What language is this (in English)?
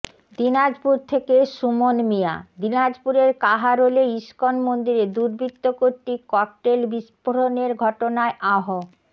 Bangla